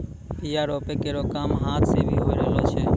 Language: Maithili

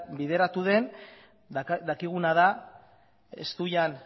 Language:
Basque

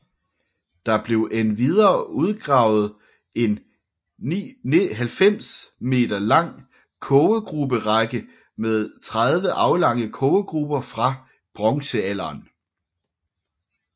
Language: Danish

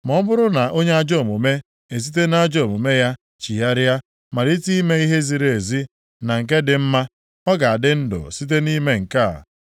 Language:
Igbo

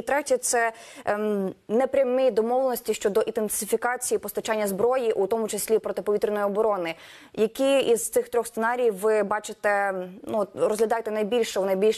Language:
Ukrainian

